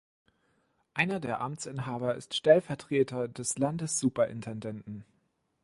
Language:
German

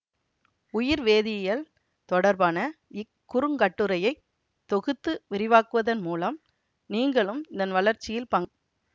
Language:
Tamil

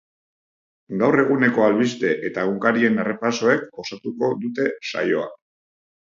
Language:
Basque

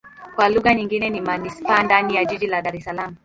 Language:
Swahili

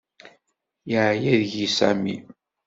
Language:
Kabyle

